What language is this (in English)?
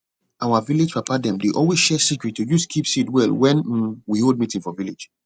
Nigerian Pidgin